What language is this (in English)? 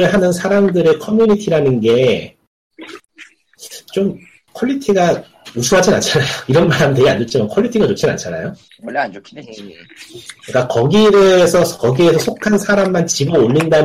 Korean